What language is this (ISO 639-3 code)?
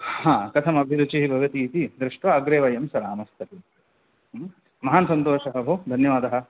san